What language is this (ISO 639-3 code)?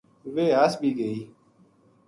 gju